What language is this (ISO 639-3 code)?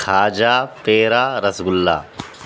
urd